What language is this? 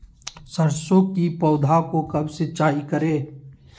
Magahi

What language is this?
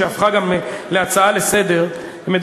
Hebrew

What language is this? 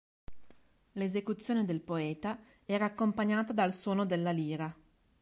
Italian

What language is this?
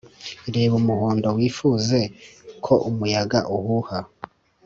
Kinyarwanda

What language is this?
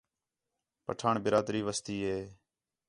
Khetrani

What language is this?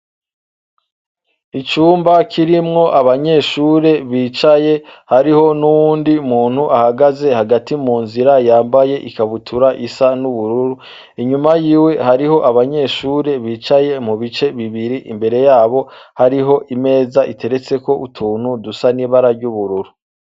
Rundi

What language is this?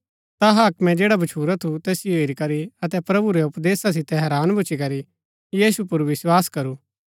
Gaddi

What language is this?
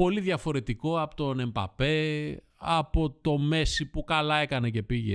Greek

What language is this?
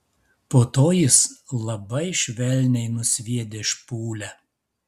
Lithuanian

